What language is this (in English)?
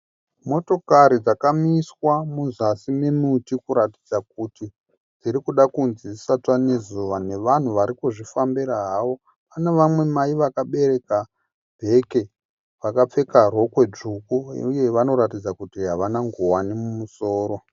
Shona